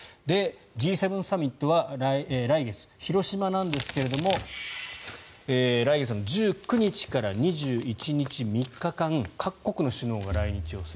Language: Japanese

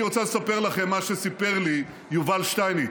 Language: Hebrew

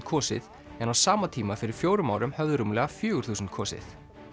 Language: Icelandic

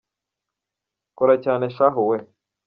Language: Kinyarwanda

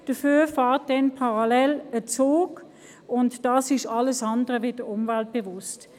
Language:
Swiss German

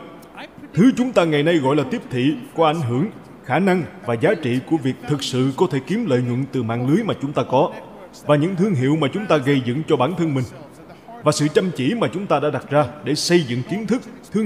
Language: Vietnamese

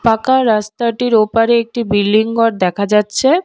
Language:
Bangla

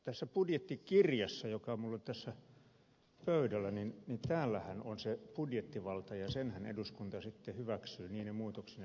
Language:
Finnish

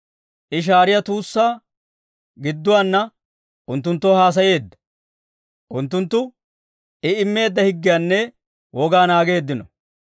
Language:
Dawro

